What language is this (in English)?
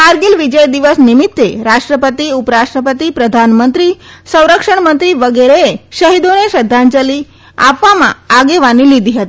Gujarati